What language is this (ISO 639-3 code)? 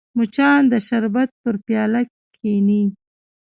pus